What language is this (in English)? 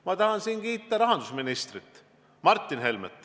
Estonian